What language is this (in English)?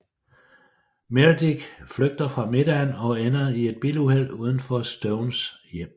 Danish